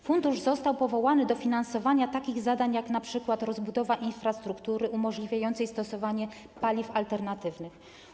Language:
Polish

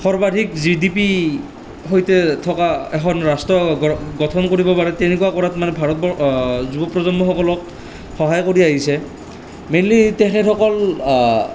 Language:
Assamese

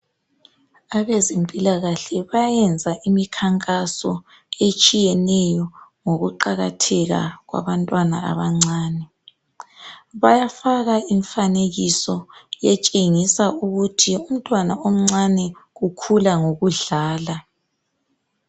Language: North Ndebele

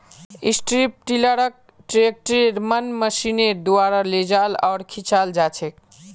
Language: Magahi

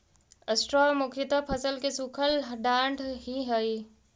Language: Magahi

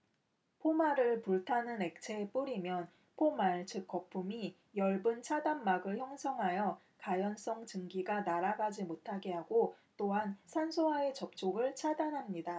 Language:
Korean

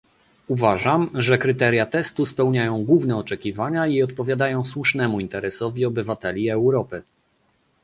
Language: Polish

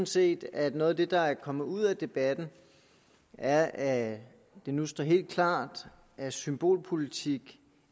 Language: Danish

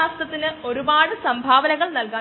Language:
Malayalam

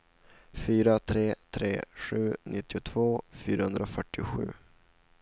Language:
Swedish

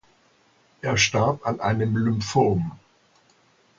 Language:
German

